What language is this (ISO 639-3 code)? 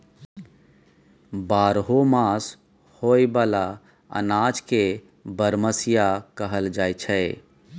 mai